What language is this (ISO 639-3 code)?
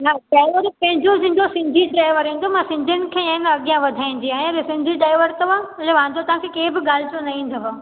snd